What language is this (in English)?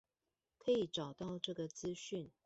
Chinese